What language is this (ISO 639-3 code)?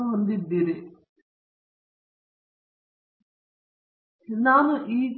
kan